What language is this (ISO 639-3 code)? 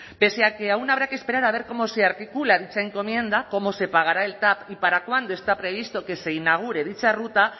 spa